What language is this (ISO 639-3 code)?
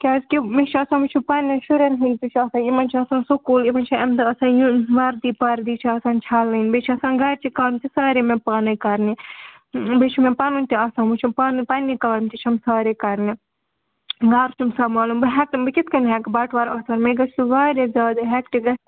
kas